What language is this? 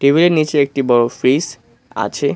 Bangla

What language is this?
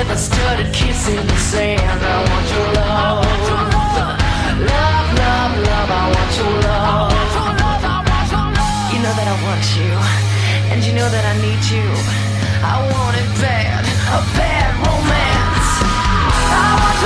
Greek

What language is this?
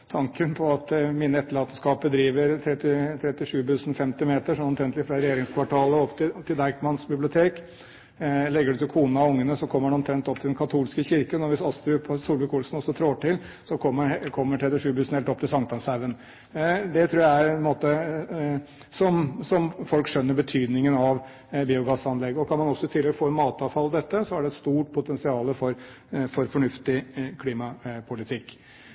Norwegian Bokmål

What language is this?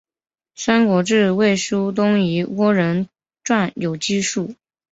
Chinese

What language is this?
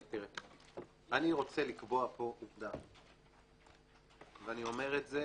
Hebrew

